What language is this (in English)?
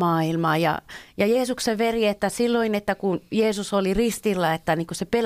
Finnish